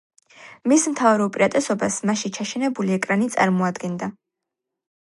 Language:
Georgian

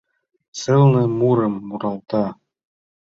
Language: Mari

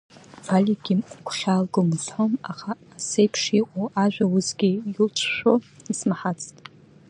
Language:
Abkhazian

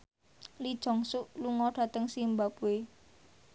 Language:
Javanese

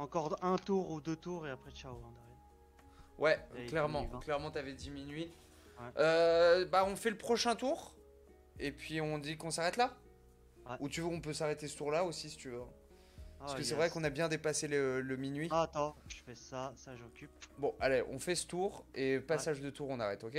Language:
French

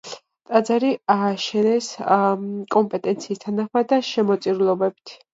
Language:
Georgian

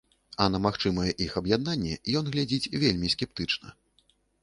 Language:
Belarusian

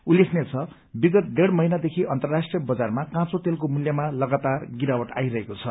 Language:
Nepali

